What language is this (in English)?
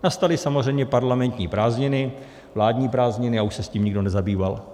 Czech